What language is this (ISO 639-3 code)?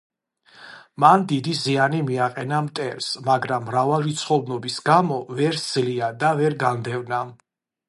kat